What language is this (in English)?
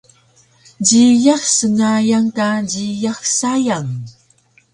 Taroko